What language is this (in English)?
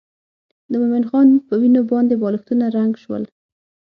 Pashto